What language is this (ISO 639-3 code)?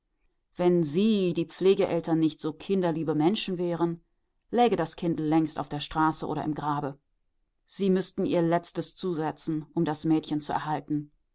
deu